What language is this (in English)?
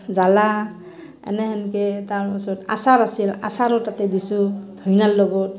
Assamese